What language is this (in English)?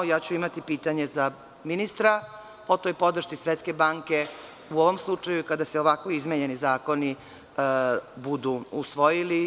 Serbian